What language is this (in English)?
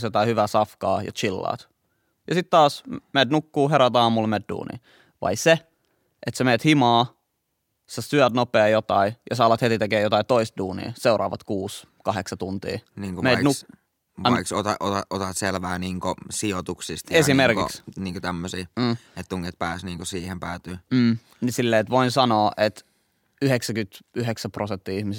Finnish